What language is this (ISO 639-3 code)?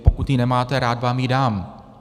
ces